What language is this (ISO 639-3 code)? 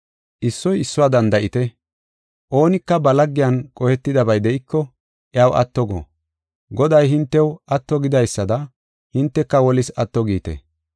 gof